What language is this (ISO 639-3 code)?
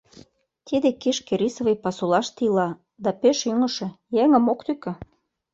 chm